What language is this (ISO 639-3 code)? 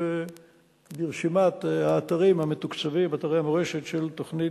heb